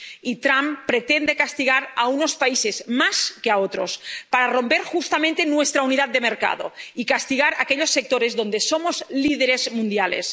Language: Spanish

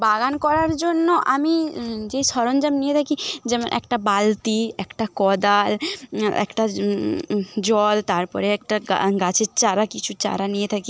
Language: Bangla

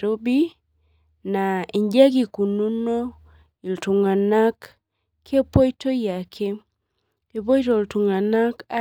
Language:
Masai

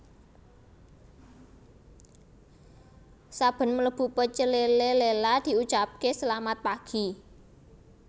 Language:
Javanese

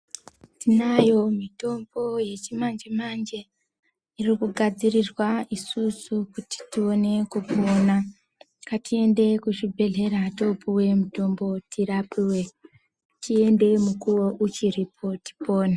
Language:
Ndau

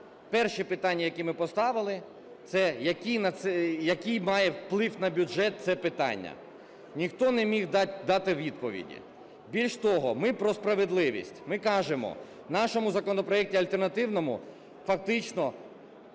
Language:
Ukrainian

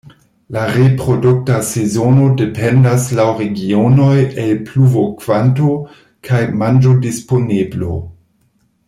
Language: Esperanto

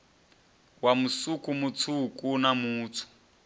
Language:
Venda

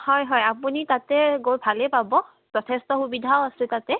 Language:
Assamese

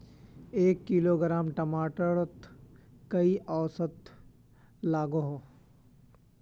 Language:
Magahi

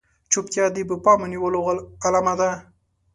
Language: Pashto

